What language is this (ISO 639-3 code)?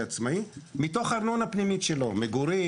heb